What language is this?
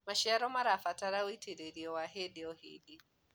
Kikuyu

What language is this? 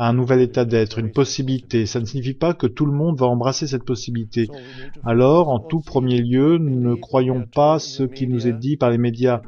French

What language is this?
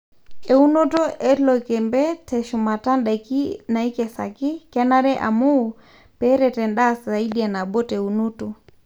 Masai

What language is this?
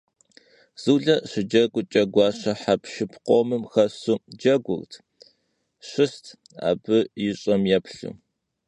Kabardian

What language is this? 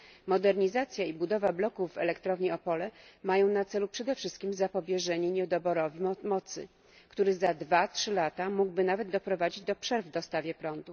Polish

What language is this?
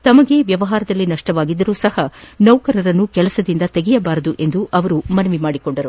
Kannada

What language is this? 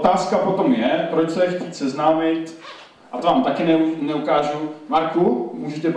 Czech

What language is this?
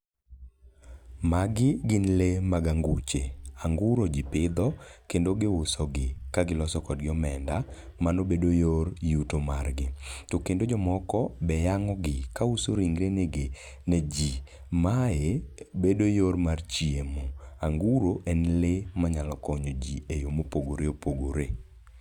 Luo (Kenya and Tanzania)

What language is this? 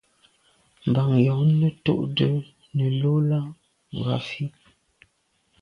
Medumba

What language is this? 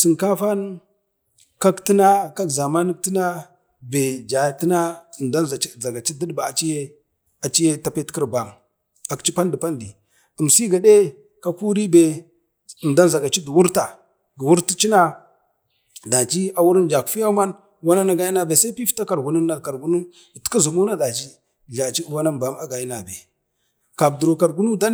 Bade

